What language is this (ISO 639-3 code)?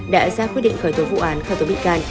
vie